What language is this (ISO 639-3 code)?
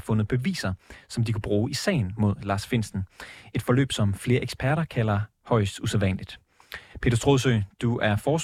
dan